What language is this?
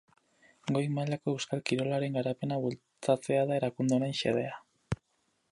Basque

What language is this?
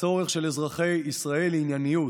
Hebrew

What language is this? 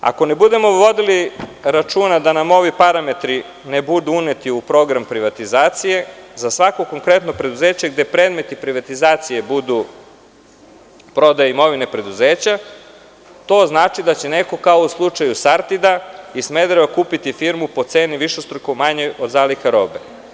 Serbian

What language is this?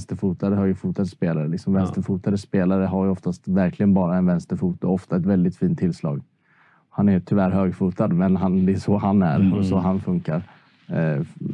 Swedish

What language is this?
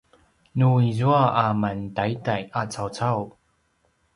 Paiwan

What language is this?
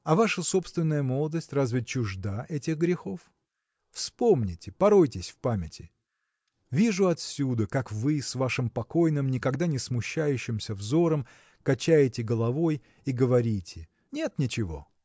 Russian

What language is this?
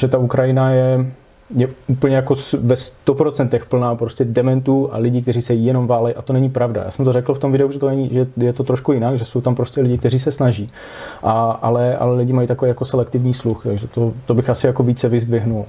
Czech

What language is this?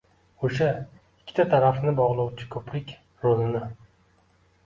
Uzbek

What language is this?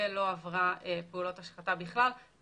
Hebrew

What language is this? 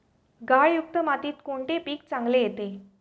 Marathi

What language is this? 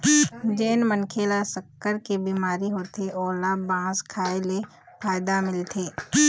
Chhattisgarhi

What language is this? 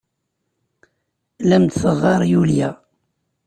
Kabyle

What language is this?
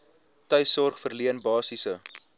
Afrikaans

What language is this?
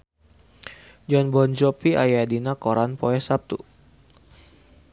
Sundanese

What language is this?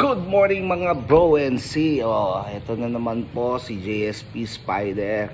Filipino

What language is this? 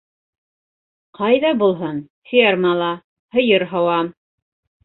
Bashkir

